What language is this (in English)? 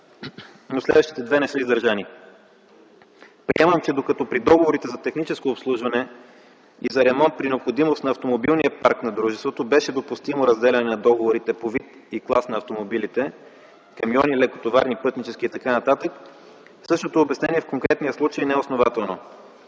Bulgarian